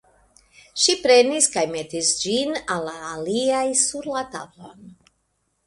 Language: Esperanto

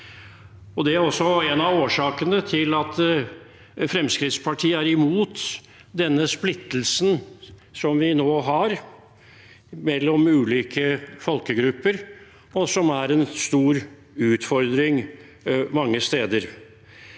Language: Norwegian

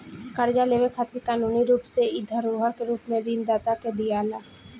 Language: Bhojpuri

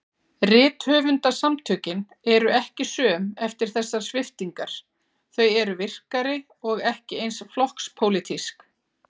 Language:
Icelandic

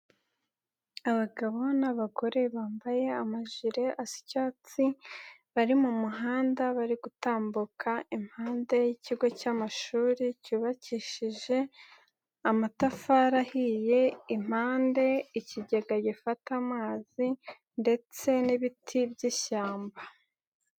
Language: Kinyarwanda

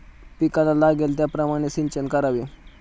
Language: Marathi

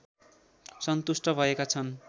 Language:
Nepali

